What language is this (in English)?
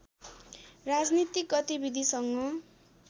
Nepali